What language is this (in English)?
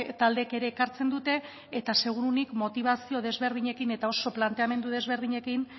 Basque